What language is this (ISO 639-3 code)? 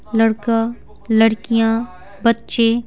hin